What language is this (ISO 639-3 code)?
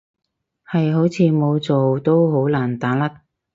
yue